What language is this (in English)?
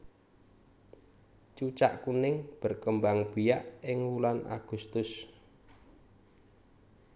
Javanese